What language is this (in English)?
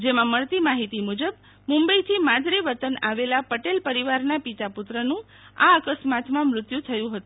Gujarati